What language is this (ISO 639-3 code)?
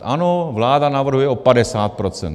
ces